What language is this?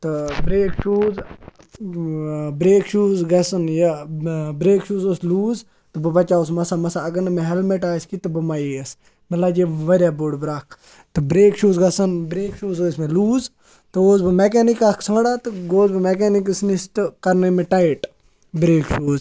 Kashmiri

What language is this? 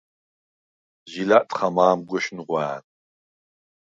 Svan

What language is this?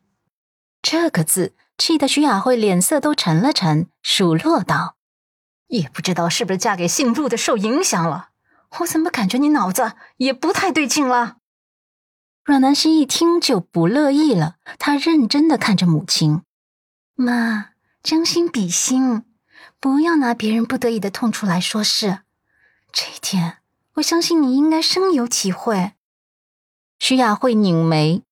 Chinese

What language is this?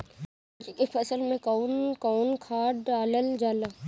Bhojpuri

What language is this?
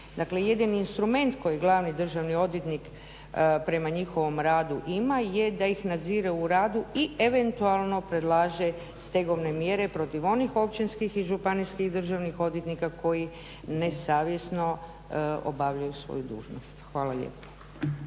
Croatian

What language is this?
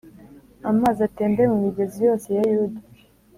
Kinyarwanda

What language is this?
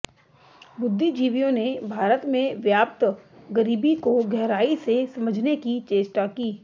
Hindi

